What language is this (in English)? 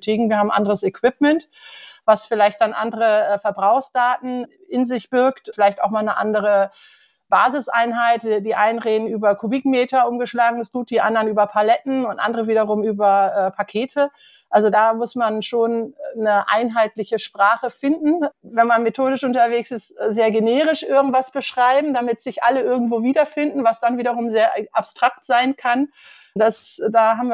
German